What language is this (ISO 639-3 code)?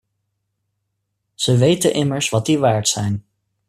nld